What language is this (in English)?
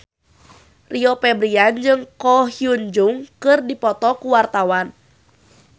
Sundanese